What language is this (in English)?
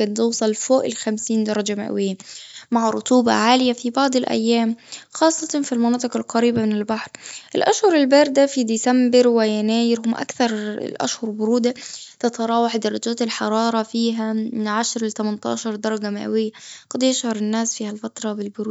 Gulf Arabic